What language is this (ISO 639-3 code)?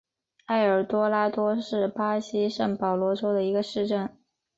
zho